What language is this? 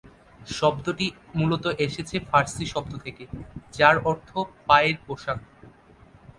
Bangla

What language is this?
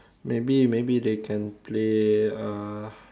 English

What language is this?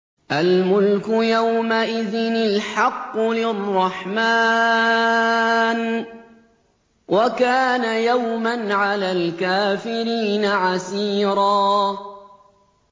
Arabic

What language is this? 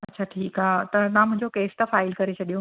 Sindhi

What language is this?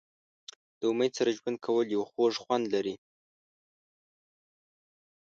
Pashto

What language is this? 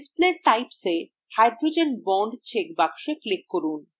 Bangla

